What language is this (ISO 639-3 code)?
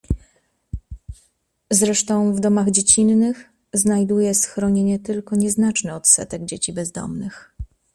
pol